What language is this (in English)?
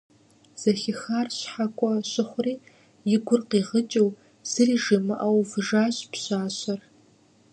Kabardian